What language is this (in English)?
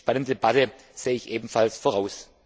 German